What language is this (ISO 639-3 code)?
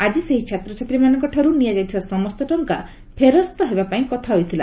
ori